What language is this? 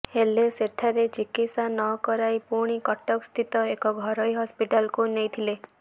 Odia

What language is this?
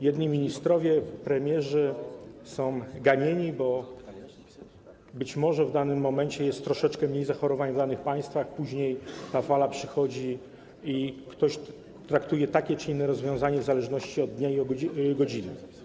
Polish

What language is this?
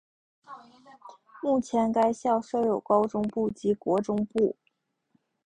Chinese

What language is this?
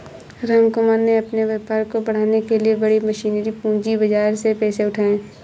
Hindi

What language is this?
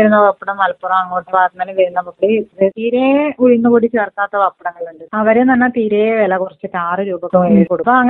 Malayalam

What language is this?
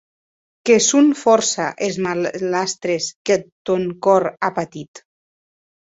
Occitan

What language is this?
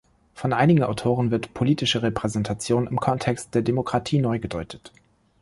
German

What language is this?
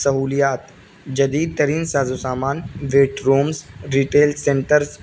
Urdu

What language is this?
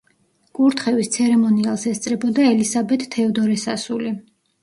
Georgian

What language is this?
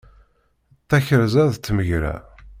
Kabyle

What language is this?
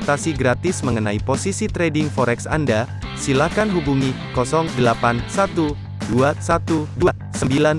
Indonesian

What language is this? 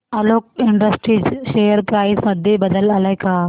Marathi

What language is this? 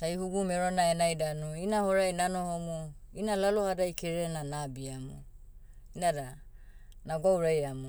Motu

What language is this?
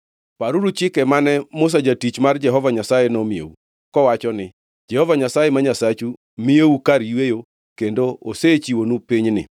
Luo (Kenya and Tanzania)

